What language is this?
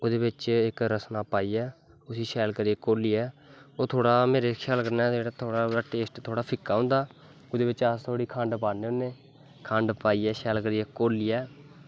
Dogri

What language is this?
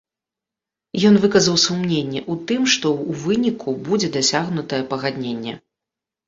Belarusian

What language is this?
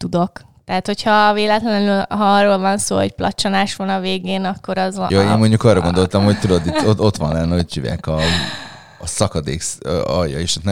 Hungarian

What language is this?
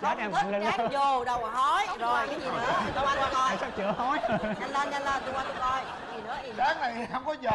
Vietnamese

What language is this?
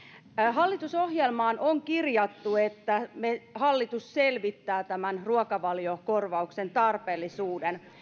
Finnish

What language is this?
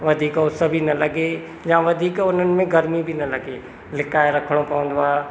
Sindhi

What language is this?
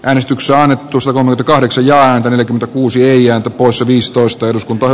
Finnish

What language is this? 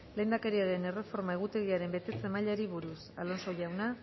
Basque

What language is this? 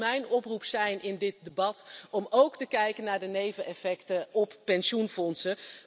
Dutch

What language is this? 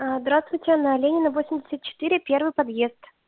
Russian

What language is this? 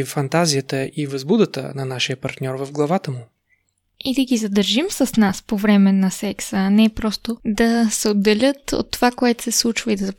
Bulgarian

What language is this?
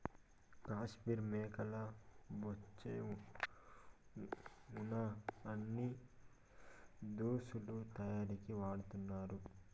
Telugu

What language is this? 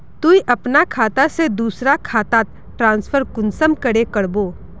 Magahi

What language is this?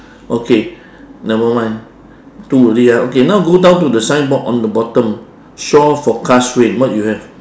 English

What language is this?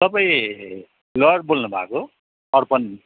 Nepali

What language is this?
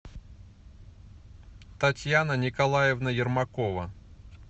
Russian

